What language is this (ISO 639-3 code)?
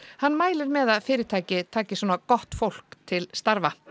isl